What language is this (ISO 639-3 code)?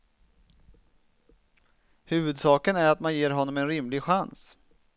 swe